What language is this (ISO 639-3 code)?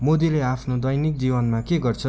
nep